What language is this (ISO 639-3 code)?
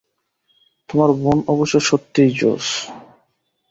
ben